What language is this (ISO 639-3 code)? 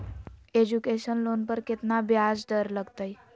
mag